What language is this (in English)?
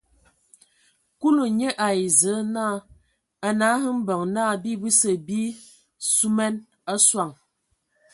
Ewondo